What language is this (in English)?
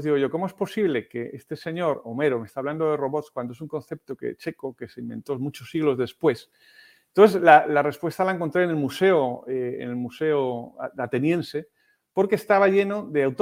Spanish